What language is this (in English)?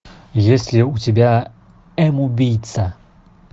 Russian